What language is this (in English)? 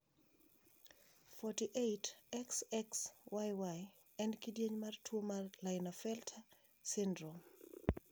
Luo (Kenya and Tanzania)